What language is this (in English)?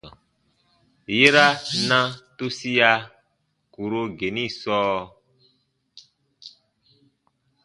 Baatonum